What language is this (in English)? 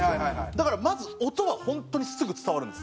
Japanese